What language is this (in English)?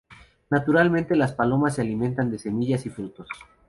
Spanish